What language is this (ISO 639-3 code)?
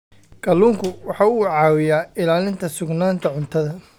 som